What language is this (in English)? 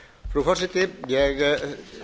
Icelandic